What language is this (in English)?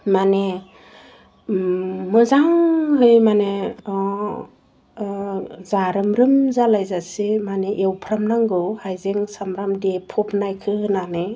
Bodo